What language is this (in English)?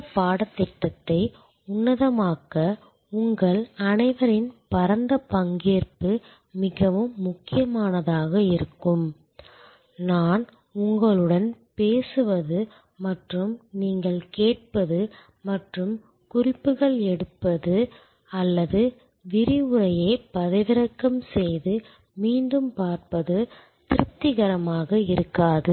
Tamil